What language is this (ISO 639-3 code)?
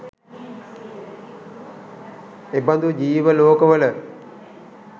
sin